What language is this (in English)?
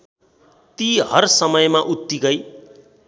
Nepali